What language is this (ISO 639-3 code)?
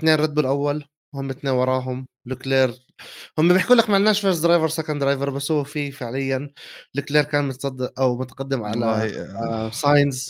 ara